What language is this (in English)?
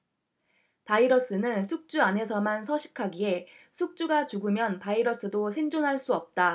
Korean